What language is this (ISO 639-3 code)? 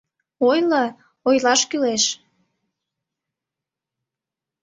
chm